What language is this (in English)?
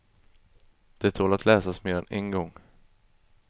Swedish